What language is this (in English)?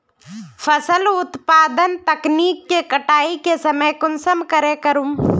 Magahi